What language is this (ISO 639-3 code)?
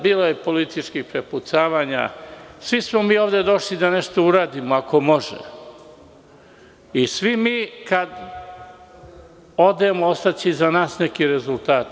srp